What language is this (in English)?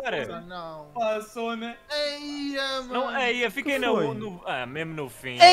Portuguese